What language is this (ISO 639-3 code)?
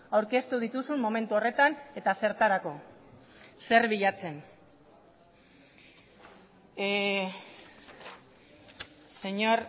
eus